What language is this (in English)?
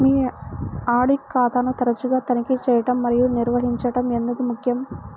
Telugu